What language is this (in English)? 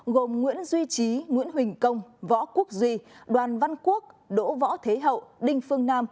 Vietnamese